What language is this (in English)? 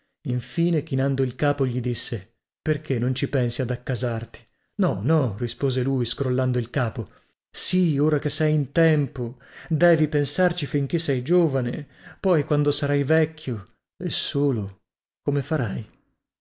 Italian